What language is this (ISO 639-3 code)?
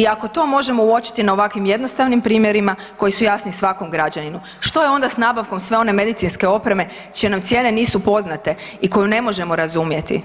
hrv